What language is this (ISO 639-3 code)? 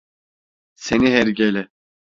tur